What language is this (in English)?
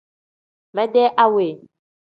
Tem